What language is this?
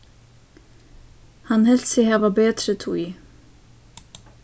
Faroese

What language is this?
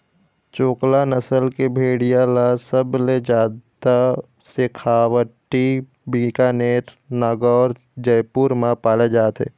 Chhattisgarhi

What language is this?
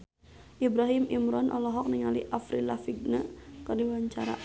Sundanese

